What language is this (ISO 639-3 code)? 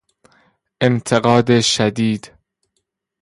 fas